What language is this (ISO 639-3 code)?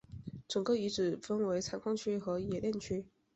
zho